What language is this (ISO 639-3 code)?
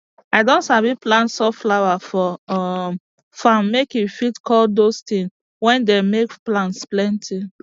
pcm